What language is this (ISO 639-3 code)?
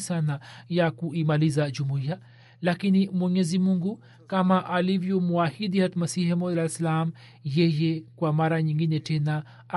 swa